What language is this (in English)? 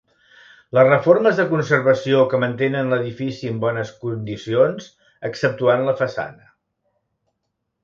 Catalan